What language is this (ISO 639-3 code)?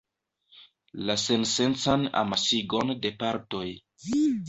epo